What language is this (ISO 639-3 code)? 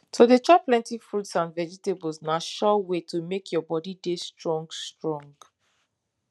pcm